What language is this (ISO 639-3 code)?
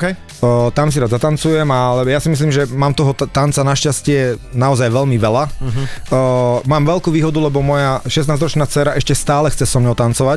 slk